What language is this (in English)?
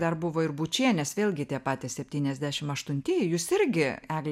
Lithuanian